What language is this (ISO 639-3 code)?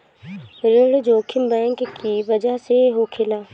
bho